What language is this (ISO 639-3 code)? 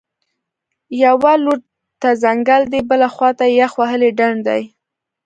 pus